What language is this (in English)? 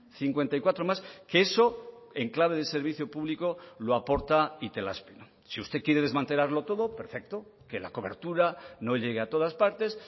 Spanish